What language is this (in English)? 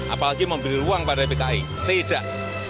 Indonesian